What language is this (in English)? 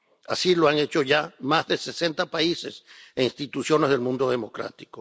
Spanish